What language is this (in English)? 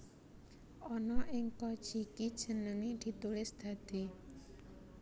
Javanese